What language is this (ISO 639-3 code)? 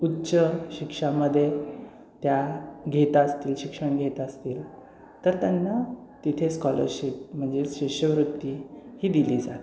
mar